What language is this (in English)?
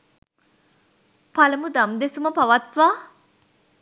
Sinhala